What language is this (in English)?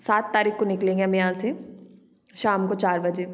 Hindi